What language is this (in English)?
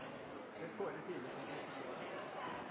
Norwegian Bokmål